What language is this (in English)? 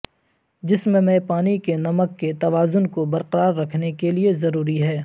Urdu